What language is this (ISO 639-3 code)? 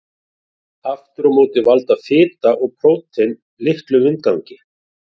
isl